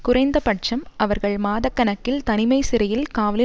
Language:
Tamil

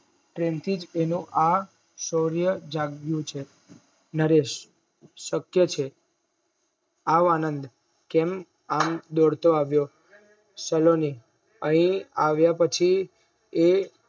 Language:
Gujarati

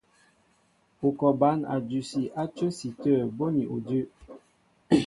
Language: Mbo (Cameroon)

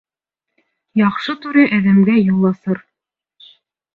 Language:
Bashkir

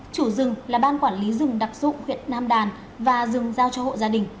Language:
Vietnamese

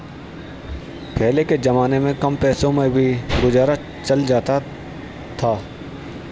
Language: Hindi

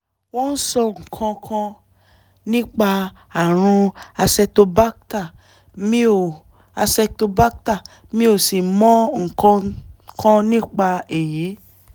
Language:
Yoruba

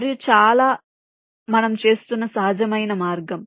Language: Telugu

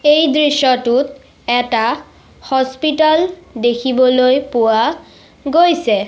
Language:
Assamese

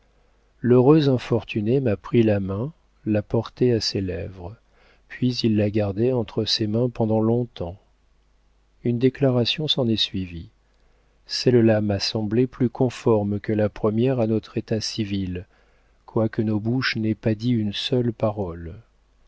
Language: French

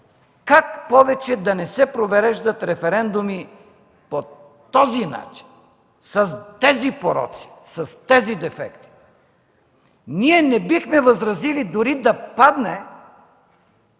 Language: Bulgarian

